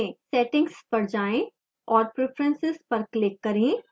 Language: Hindi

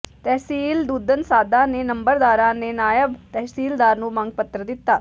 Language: Punjabi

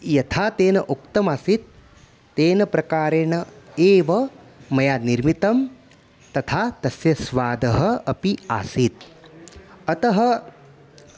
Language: Sanskrit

